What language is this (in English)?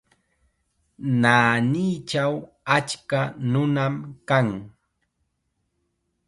Chiquián Ancash Quechua